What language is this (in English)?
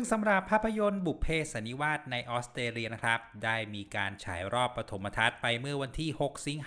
Thai